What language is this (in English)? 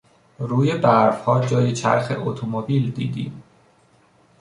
Persian